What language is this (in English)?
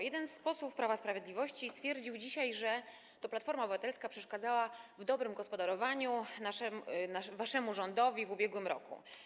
Polish